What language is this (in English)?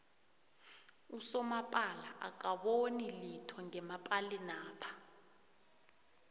South Ndebele